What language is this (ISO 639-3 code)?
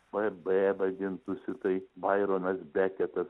lit